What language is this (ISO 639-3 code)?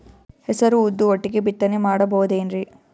kan